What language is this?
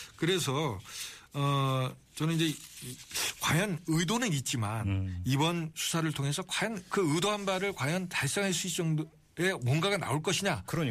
Korean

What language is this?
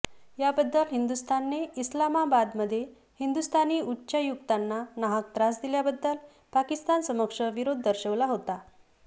Marathi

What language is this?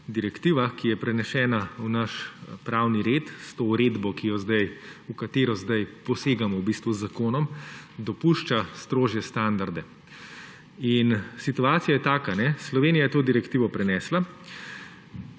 Slovenian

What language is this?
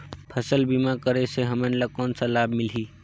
Chhattisgarhi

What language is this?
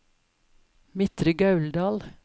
Norwegian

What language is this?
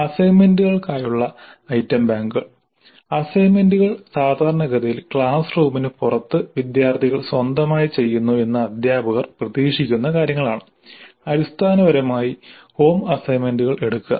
Malayalam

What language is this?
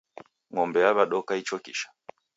Taita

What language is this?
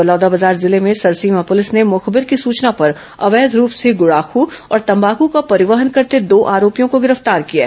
Hindi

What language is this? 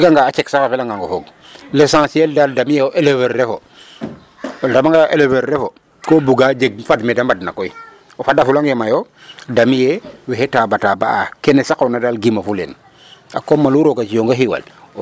Serer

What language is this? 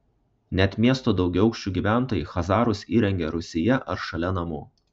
Lithuanian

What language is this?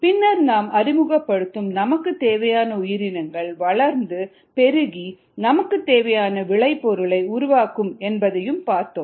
Tamil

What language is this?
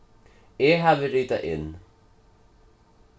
Faroese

